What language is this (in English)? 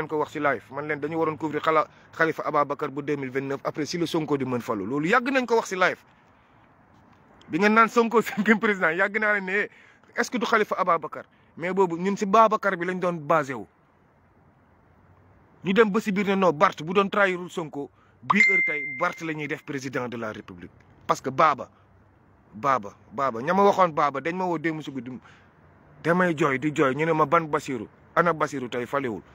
French